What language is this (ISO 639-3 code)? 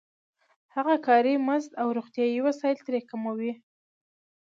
pus